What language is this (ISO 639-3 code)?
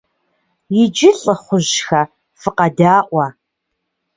kbd